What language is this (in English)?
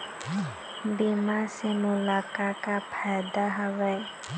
Chhattisgarhi